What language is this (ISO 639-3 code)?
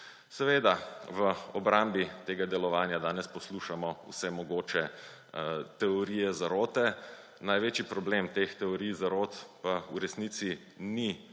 slv